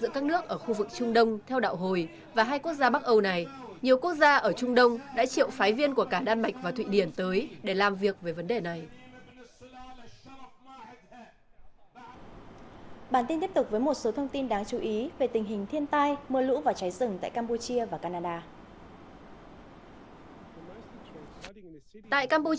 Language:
Vietnamese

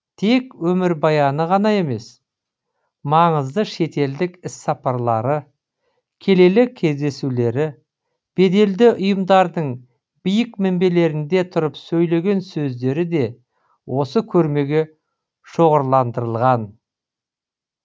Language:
Kazakh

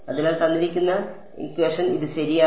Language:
Malayalam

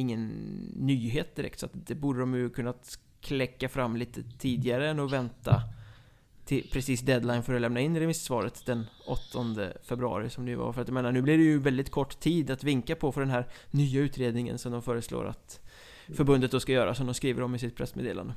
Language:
Swedish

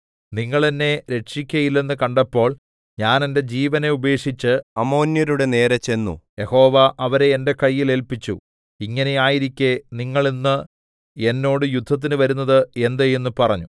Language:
Malayalam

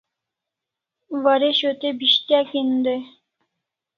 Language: Kalasha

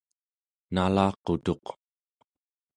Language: Central Yupik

